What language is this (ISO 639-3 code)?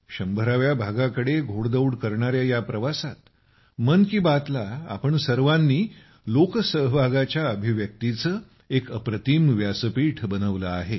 mar